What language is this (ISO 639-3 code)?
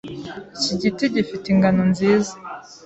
kin